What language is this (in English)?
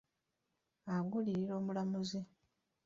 Ganda